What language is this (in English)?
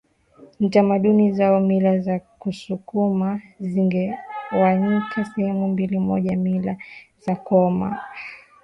Swahili